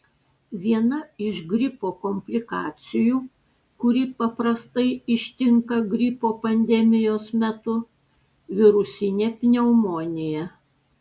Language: Lithuanian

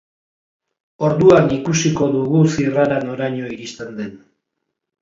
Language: Basque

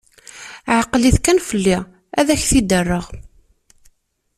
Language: Kabyle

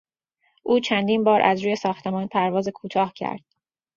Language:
Persian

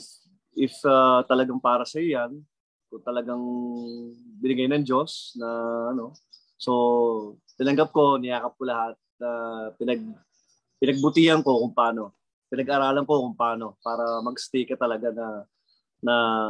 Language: Filipino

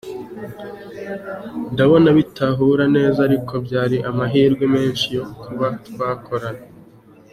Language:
Kinyarwanda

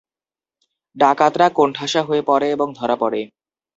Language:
Bangla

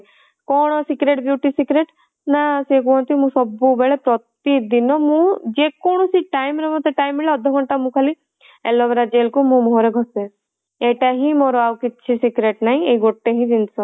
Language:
Odia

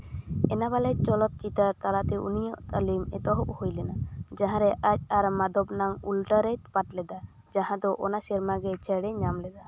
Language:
Santali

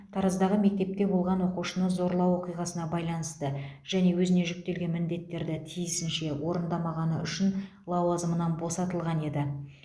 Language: Kazakh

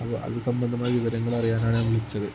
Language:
Malayalam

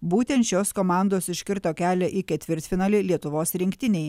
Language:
Lithuanian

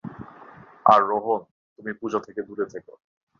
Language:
Bangla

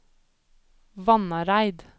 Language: Norwegian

